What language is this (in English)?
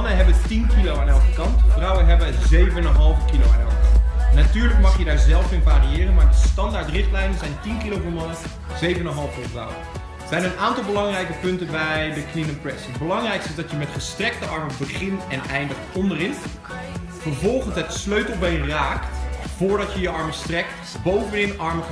Dutch